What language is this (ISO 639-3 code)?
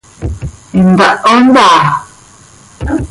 sei